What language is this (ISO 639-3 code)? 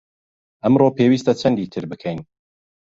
ckb